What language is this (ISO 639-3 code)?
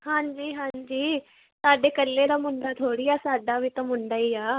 pan